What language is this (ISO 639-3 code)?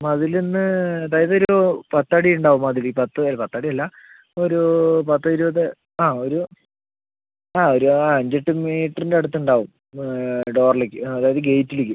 mal